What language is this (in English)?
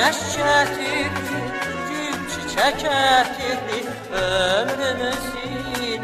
Turkish